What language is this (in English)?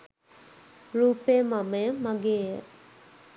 Sinhala